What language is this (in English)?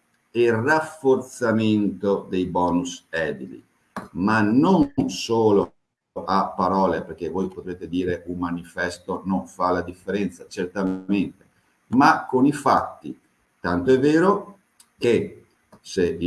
Italian